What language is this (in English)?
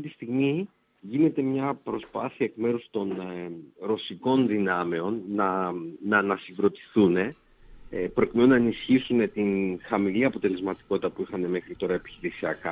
Greek